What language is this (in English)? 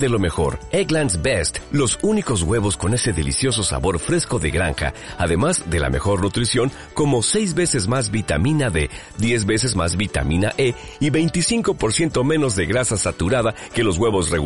Spanish